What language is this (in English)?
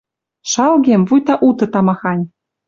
Western Mari